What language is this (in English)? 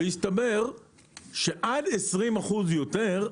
Hebrew